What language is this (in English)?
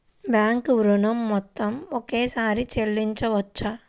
Telugu